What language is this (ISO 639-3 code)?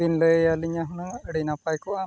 sat